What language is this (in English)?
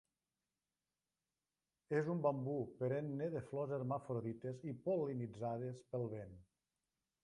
Catalan